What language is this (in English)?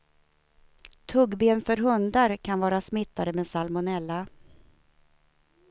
Swedish